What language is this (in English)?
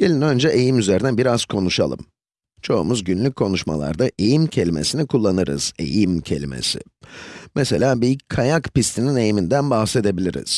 Turkish